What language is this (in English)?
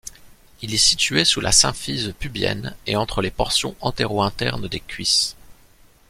French